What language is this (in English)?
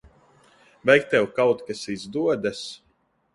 Latvian